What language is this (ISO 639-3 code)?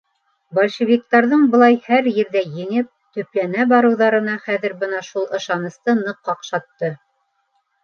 bak